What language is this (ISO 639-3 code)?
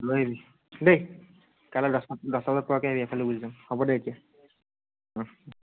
asm